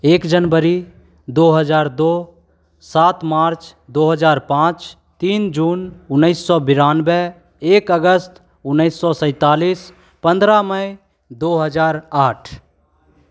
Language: Hindi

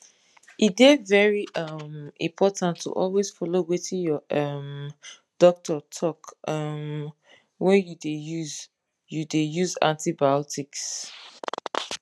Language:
Nigerian Pidgin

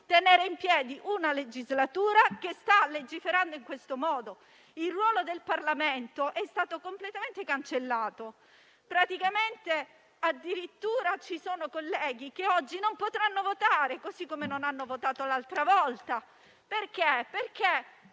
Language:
Italian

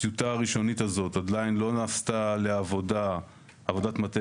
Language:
Hebrew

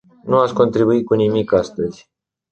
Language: Romanian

